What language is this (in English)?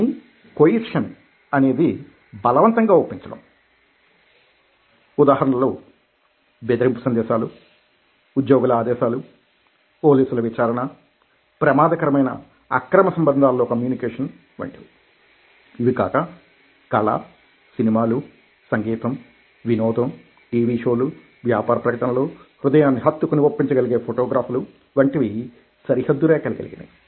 Telugu